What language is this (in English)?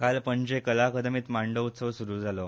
Konkani